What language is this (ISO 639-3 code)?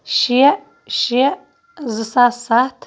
kas